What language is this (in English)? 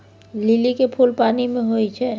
Maithili